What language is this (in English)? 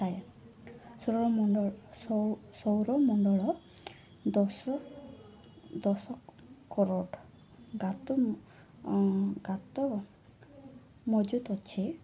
Odia